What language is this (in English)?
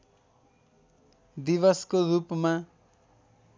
Nepali